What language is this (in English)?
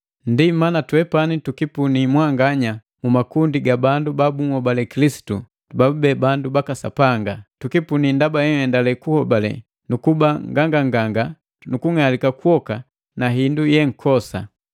Matengo